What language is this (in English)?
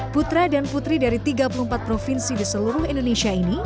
Indonesian